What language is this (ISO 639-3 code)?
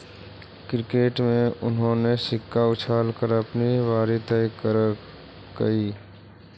mag